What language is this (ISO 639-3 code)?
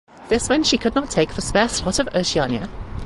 eng